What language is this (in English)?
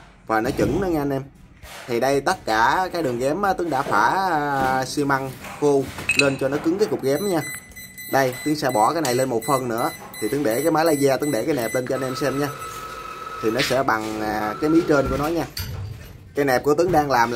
Vietnamese